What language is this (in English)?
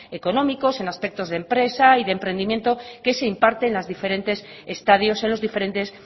Spanish